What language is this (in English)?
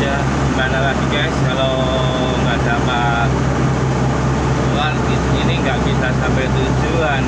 Indonesian